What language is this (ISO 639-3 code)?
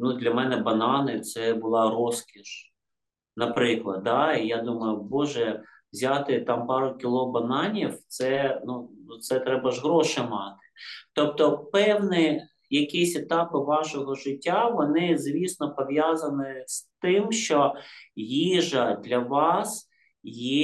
ukr